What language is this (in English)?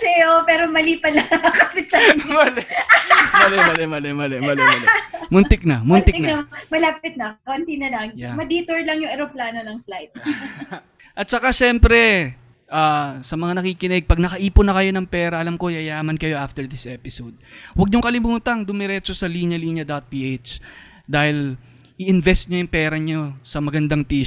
Filipino